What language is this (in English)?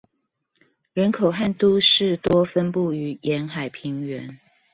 Chinese